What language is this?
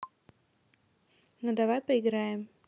Russian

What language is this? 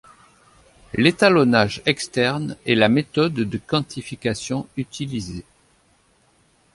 French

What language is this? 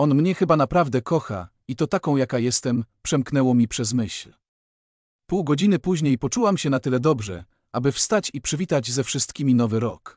Polish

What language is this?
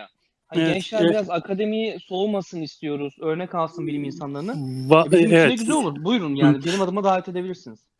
Turkish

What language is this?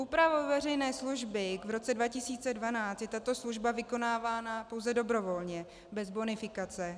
Czech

